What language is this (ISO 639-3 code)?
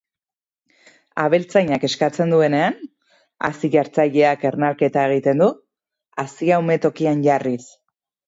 eus